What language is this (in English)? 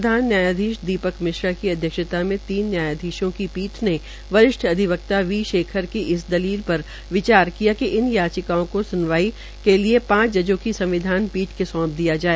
Hindi